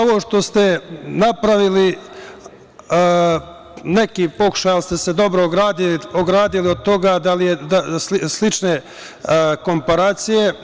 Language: Serbian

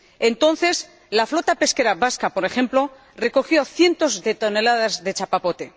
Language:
Spanish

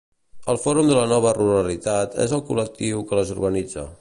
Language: Catalan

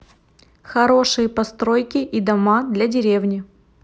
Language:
Russian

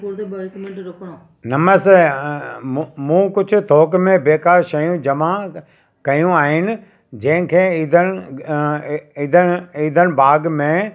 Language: Sindhi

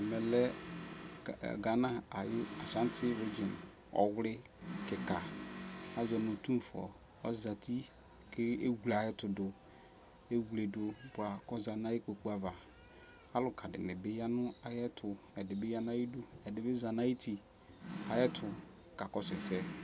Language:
Ikposo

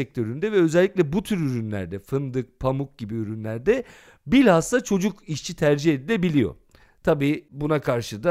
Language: Turkish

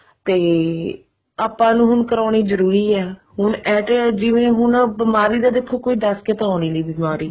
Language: Punjabi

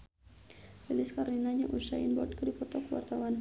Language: Sundanese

